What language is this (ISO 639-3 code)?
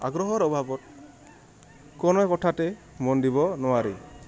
asm